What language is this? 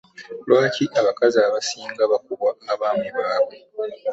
Ganda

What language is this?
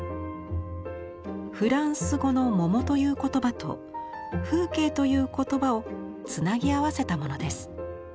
Japanese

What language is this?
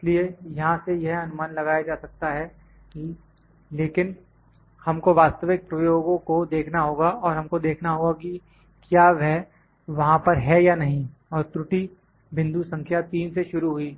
Hindi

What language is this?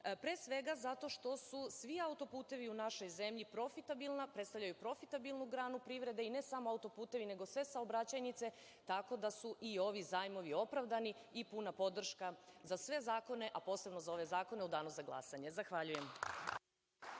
Serbian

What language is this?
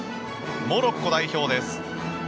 Japanese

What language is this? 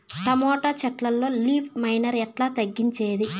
Telugu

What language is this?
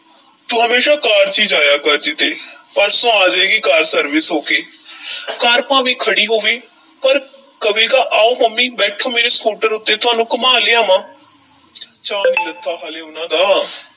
Punjabi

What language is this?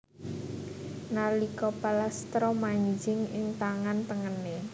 Javanese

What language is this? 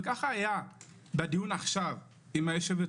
Hebrew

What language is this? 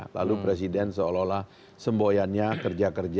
Indonesian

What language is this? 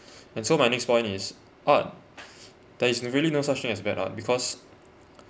English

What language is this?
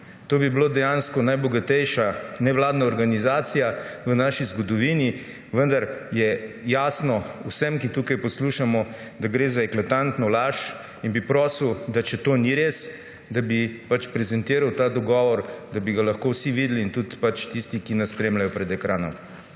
Slovenian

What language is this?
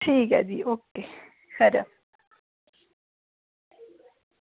Dogri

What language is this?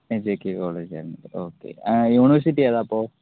Malayalam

